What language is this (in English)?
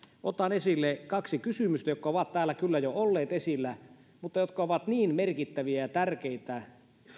Finnish